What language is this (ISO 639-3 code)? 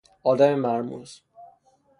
fas